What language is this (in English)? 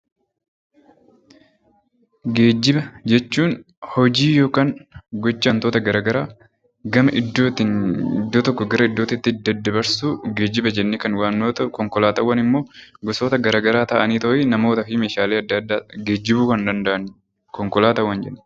Oromo